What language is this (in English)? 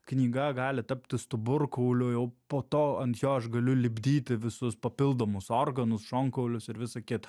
Lithuanian